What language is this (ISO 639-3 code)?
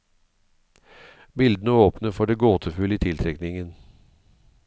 nor